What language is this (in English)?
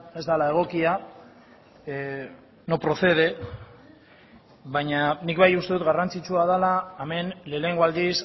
Basque